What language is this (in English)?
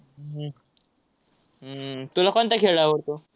Marathi